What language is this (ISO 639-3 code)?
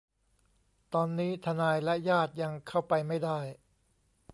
tha